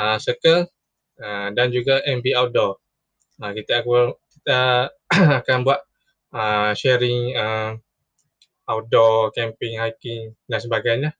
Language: Malay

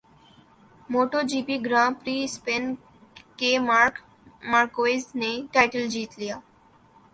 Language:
Urdu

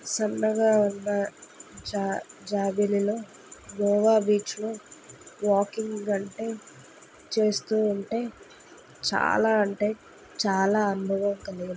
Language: Telugu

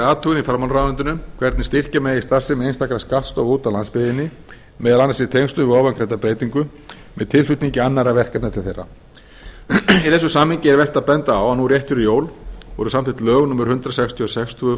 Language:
Icelandic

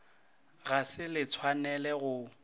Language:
Northern Sotho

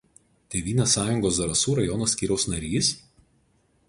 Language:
Lithuanian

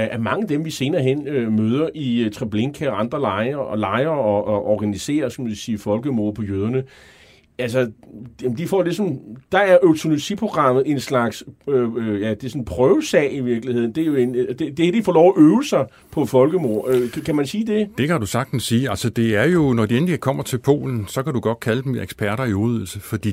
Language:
Danish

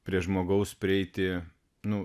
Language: Lithuanian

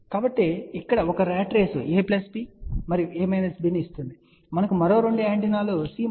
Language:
Telugu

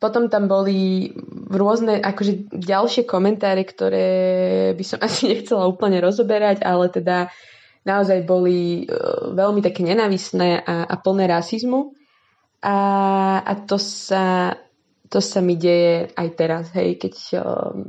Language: Slovak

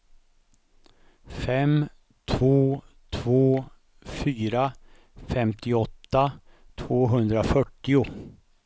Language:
Swedish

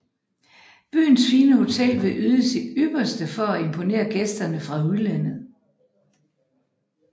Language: Danish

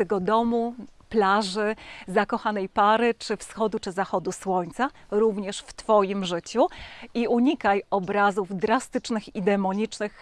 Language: Polish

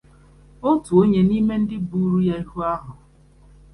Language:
Igbo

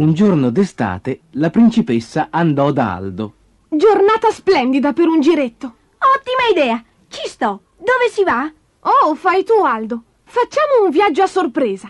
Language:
Italian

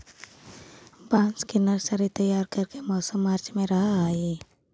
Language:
Magahi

